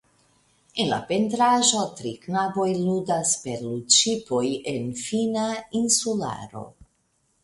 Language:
Esperanto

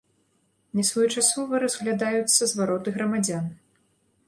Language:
Belarusian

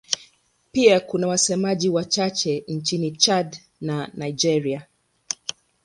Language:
Swahili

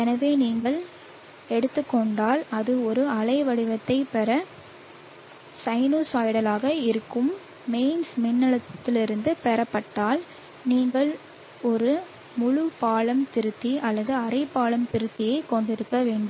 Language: Tamil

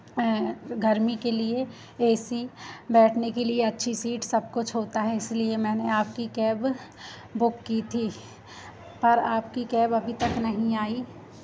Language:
Hindi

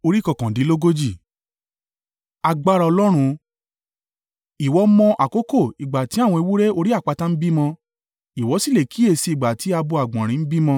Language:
Yoruba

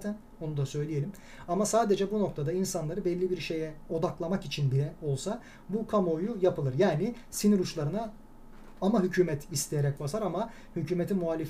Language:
Turkish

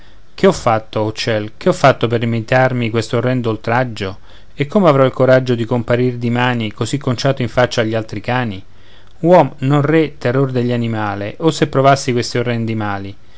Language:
Italian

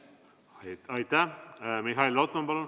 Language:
Estonian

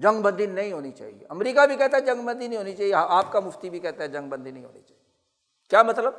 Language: Urdu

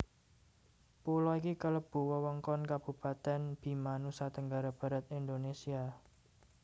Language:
Javanese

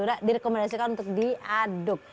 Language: Indonesian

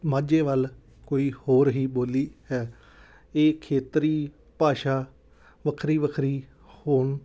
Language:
Punjabi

